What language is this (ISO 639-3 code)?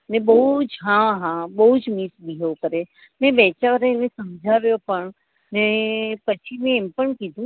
guj